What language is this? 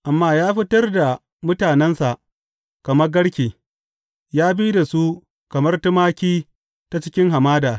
Hausa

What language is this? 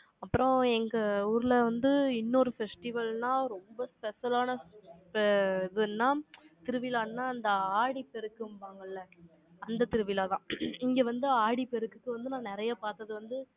Tamil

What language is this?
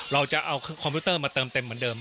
Thai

